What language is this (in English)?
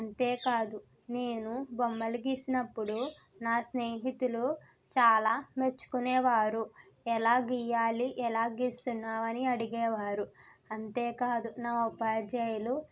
Telugu